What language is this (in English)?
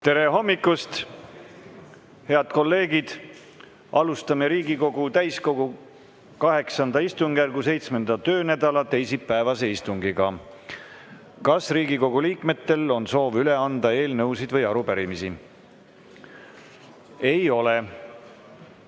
Estonian